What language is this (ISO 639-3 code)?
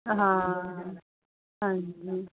pan